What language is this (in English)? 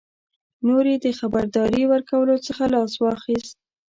Pashto